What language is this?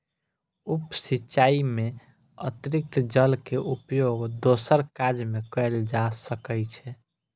Maithili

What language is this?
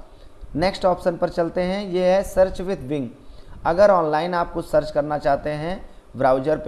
Hindi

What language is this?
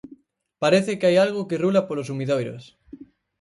Galician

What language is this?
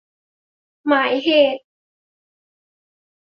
Thai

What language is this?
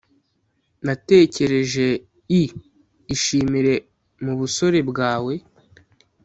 Kinyarwanda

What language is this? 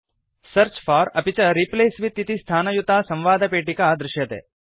Sanskrit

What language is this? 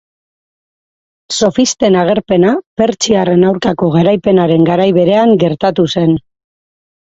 Basque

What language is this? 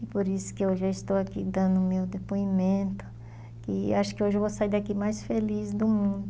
Portuguese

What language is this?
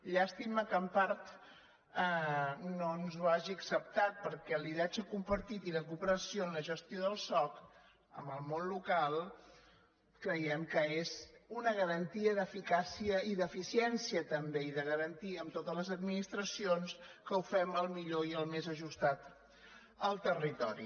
Catalan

